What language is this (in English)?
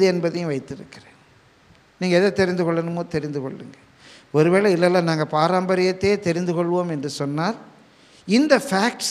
Tamil